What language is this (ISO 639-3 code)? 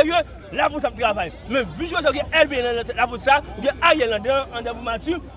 fra